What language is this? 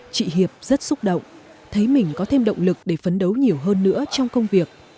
Vietnamese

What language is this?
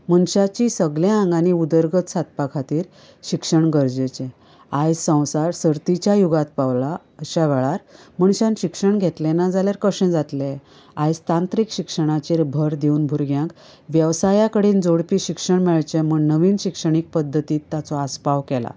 Konkani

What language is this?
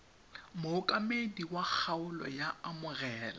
Tswana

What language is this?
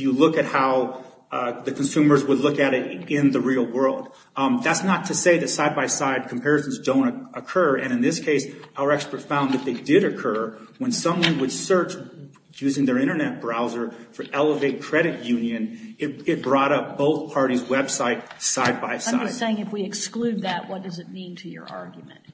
English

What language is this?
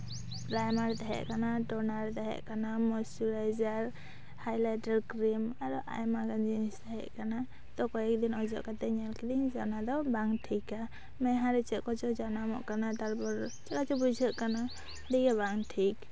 Santali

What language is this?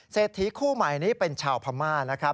Thai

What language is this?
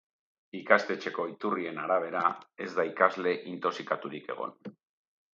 Basque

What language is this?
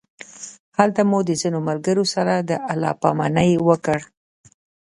Pashto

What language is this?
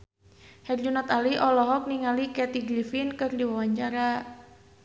Sundanese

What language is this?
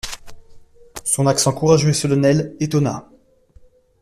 French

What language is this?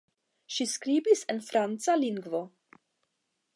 Esperanto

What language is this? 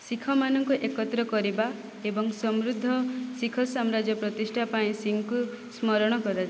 Odia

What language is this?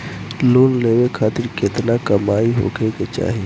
Bhojpuri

